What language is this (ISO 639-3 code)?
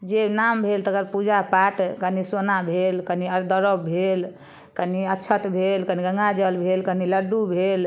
mai